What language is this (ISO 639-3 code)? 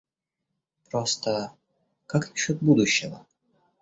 rus